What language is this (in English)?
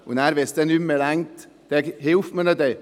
Swiss German